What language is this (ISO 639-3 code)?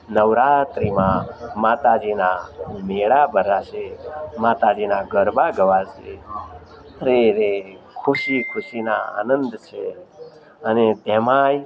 guj